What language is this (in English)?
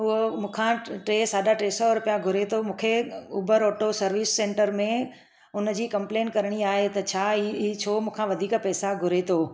Sindhi